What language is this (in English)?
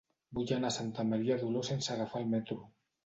Catalan